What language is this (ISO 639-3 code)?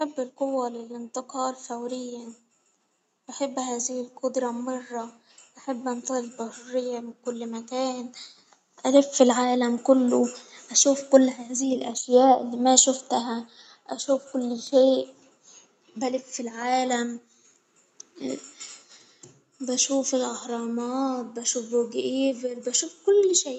acw